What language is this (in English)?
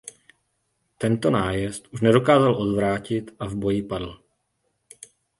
Czech